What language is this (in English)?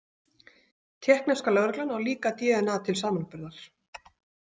Icelandic